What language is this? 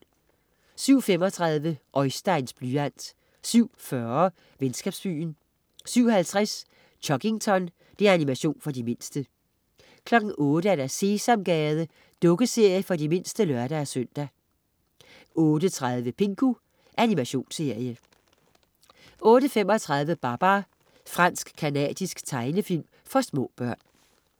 Danish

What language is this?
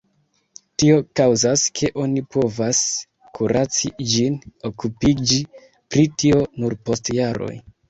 Esperanto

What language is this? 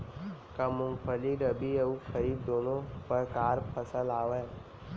Chhattisgarhi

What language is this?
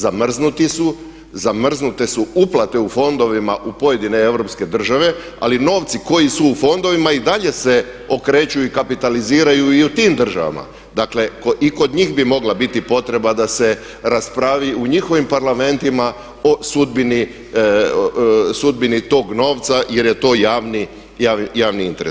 Croatian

